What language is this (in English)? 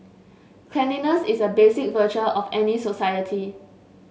English